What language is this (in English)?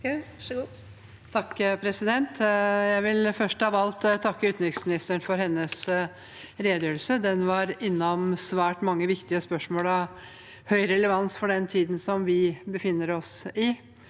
Norwegian